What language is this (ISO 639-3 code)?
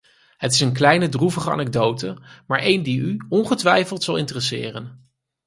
nld